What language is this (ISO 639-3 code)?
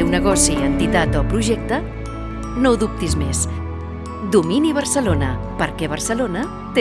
spa